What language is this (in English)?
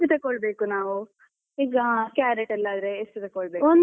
Kannada